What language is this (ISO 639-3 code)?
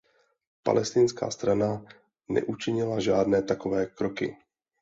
ces